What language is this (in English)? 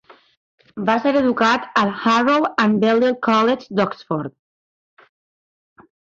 Catalan